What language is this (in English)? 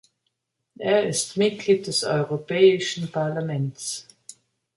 German